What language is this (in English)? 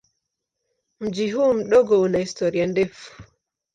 Swahili